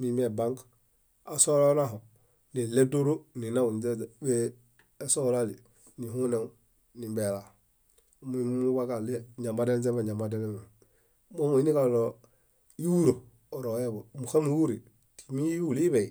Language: Bayot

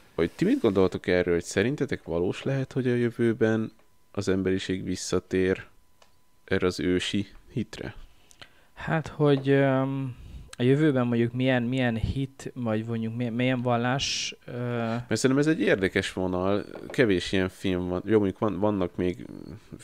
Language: Hungarian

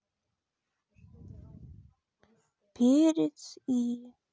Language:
Russian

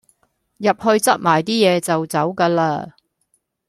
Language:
Cantonese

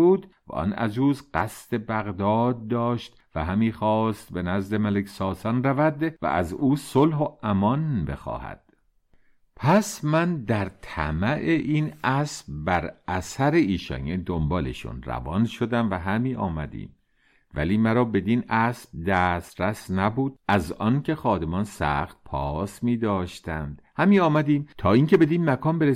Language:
Persian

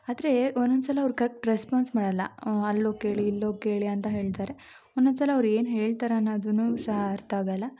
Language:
Kannada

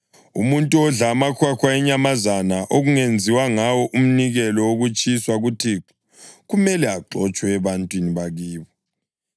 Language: North Ndebele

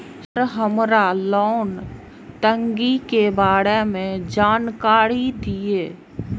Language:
Maithili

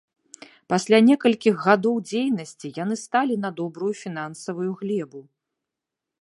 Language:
Belarusian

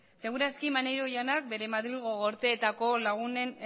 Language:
Basque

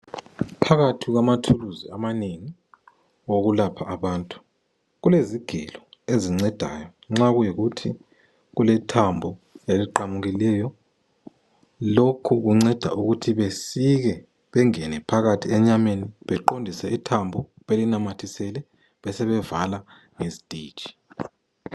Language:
North Ndebele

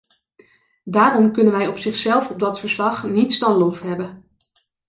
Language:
Dutch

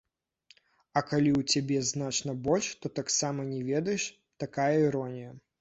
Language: Belarusian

